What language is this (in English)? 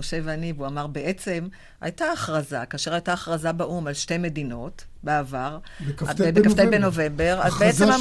Hebrew